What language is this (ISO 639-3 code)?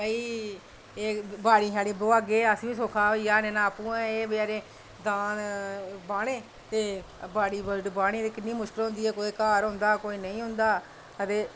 doi